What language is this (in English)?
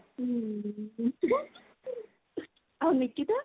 Odia